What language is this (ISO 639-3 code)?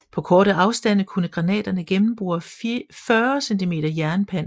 dan